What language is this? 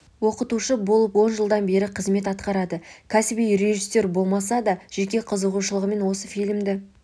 Kazakh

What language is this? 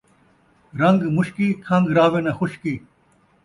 Saraiki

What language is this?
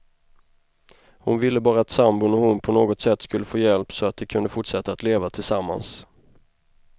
Swedish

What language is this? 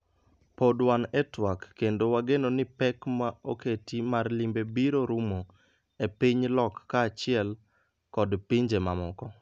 Luo (Kenya and Tanzania)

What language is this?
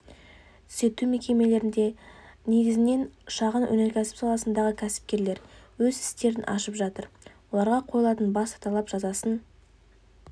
Kazakh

